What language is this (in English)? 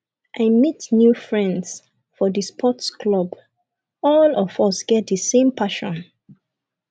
Nigerian Pidgin